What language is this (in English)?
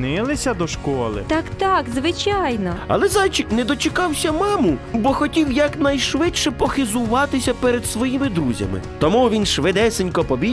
Ukrainian